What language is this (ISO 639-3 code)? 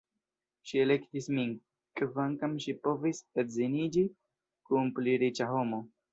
epo